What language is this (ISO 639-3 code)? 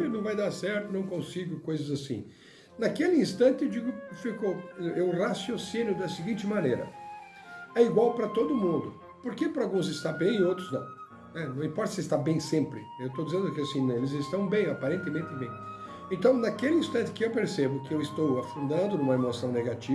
por